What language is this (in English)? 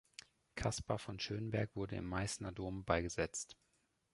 German